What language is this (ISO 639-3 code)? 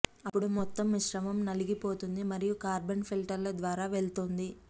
tel